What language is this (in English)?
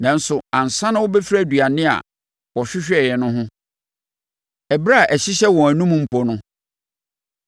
Akan